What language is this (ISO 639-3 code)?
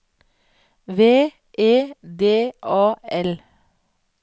nor